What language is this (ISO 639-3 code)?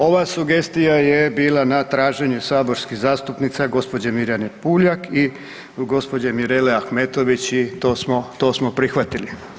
hrv